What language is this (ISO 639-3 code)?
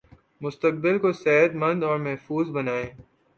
urd